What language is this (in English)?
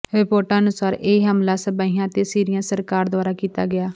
Punjabi